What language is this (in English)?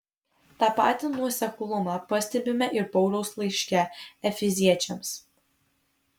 Lithuanian